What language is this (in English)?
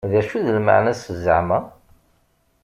Kabyle